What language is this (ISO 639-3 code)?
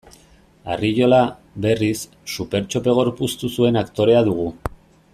eus